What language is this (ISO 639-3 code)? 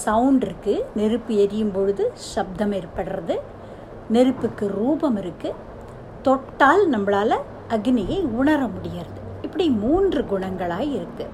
tam